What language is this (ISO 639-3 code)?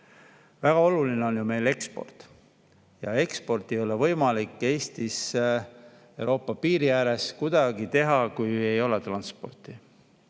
est